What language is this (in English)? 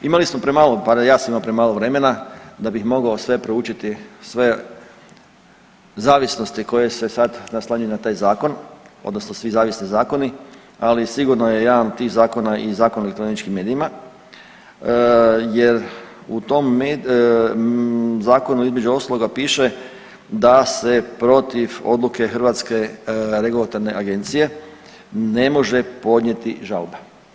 Croatian